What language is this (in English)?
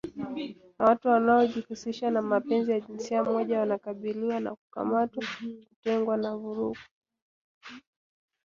Swahili